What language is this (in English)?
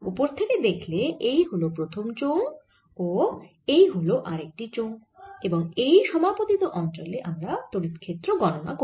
Bangla